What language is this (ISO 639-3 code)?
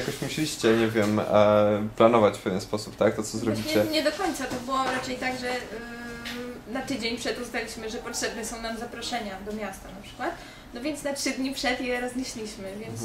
pol